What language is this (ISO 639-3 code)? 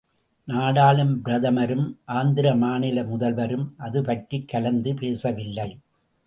tam